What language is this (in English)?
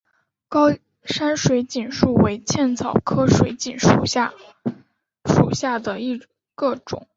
Chinese